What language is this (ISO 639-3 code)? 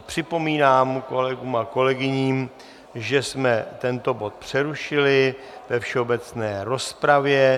ces